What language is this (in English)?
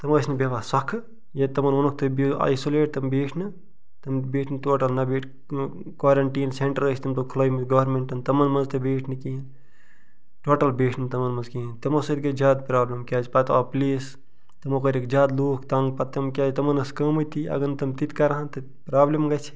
Kashmiri